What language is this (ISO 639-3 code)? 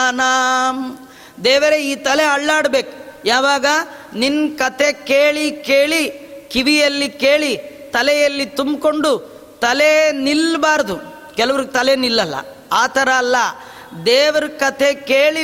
kan